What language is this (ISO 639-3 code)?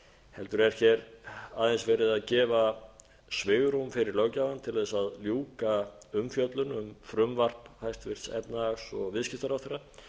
isl